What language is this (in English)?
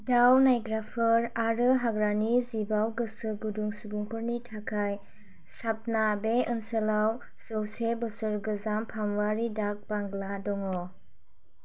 Bodo